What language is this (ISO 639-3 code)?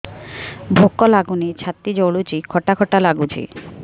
ori